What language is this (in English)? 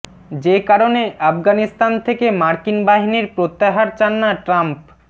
Bangla